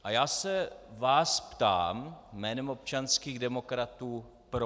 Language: Czech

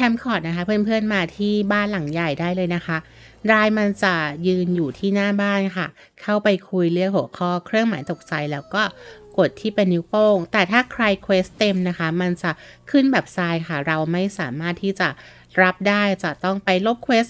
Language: Thai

